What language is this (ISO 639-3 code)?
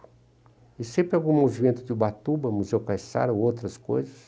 por